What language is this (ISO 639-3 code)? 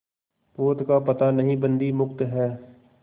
hin